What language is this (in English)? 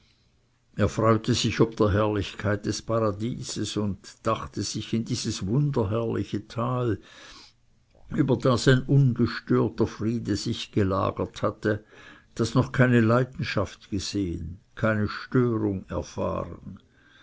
German